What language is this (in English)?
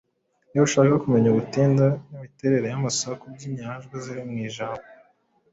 Kinyarwanda